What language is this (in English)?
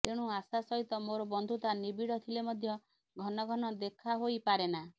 Odia